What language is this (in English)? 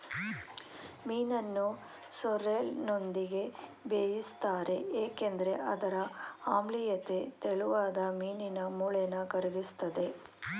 Kannada